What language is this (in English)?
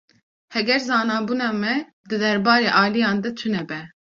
Kurdish